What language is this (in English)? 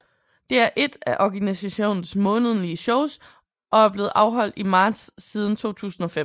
Danish